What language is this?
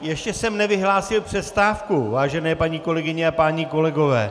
Czech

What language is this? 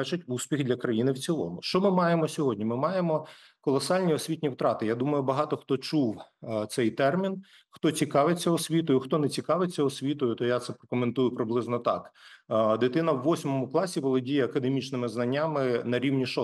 Ukrainian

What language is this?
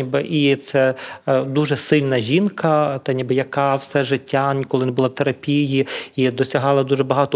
Ukrainian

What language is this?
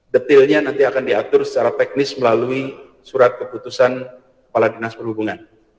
Indonesian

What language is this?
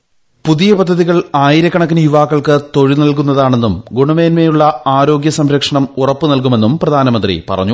Malayalam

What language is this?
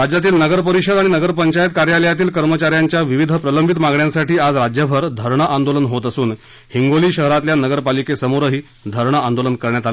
Marathi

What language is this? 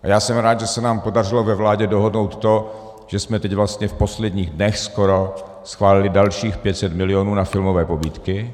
Czech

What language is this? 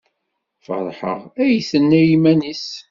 Kabyle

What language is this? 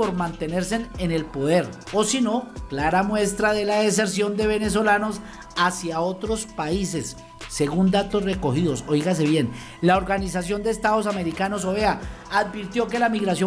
Spanish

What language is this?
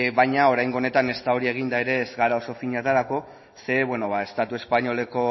Basque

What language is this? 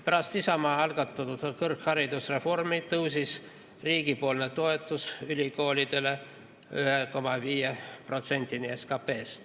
Estonian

